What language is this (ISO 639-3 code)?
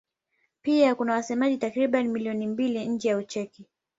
swa